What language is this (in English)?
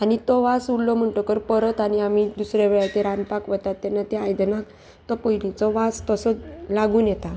Konkani